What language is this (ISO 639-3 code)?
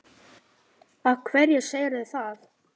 isl